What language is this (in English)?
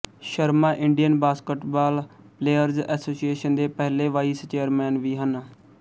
Punjabi